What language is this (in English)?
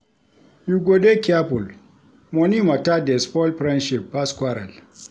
Nigerian Pidgin